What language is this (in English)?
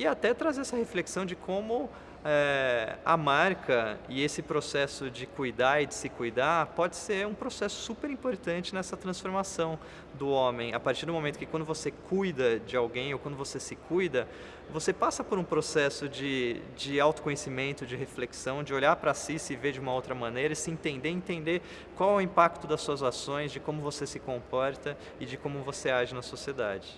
Portuguese